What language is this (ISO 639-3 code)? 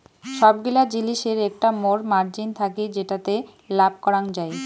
ben